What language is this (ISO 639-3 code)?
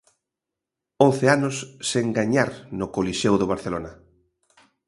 glg